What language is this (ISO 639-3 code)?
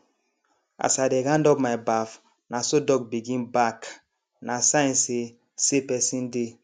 pcm